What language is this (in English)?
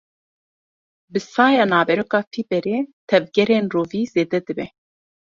Kurdish